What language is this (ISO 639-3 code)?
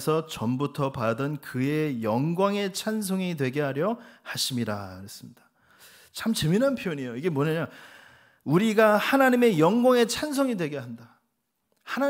kor